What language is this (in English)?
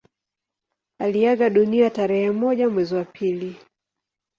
Swahili